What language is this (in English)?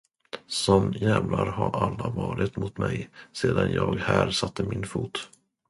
Swedish